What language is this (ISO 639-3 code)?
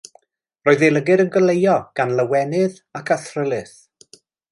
cym